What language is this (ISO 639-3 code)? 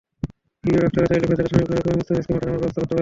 ben